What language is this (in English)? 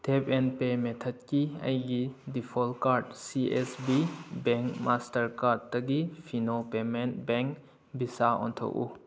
Manipuri